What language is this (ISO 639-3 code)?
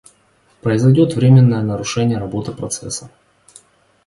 rus